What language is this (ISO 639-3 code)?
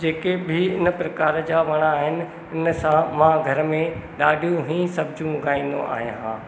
snd